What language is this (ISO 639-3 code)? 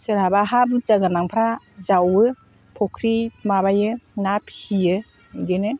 brx